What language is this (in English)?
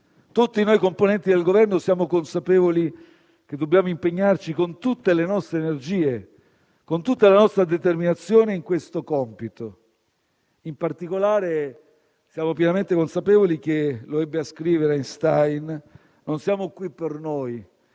Italian